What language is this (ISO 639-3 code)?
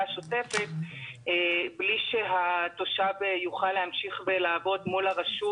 heb